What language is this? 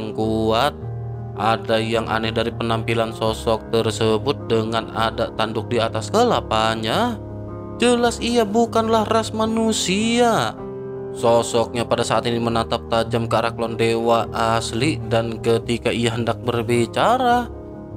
Indonesian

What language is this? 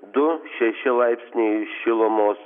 Lithuanian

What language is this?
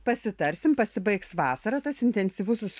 Lithuanian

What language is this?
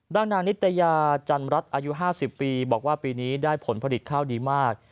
Thai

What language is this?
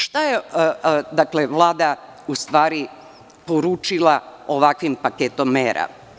Serbian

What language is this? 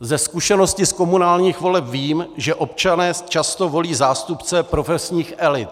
Czech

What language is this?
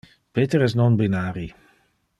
Interlingua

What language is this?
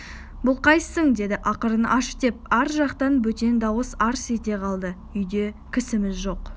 Kazakh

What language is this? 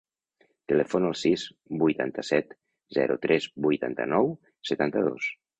Catalan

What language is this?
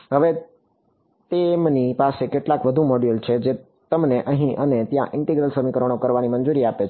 Gujarati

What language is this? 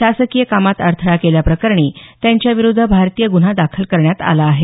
Marathi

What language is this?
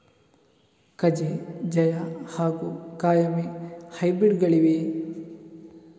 Kannada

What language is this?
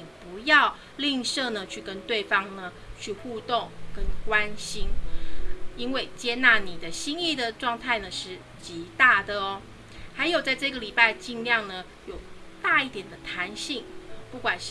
Chinese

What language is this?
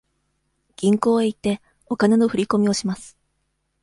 Japanese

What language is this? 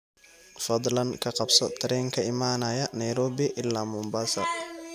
Somali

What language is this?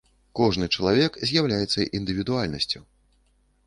Belarusian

